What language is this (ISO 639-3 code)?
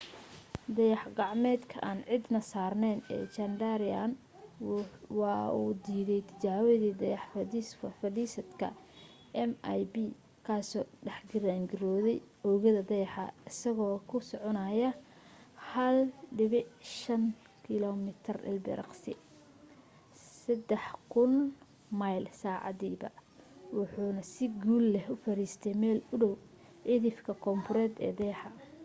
som